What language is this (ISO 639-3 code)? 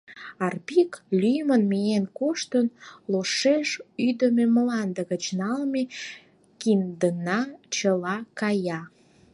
chm